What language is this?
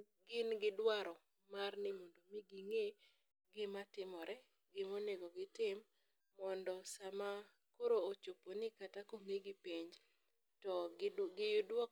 Luo (Kenya and Tanzania)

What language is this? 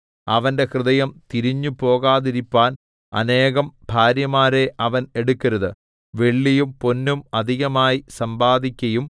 Malayalam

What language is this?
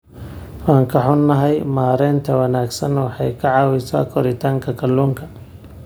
Somali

